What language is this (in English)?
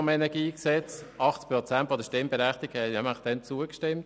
Swiss German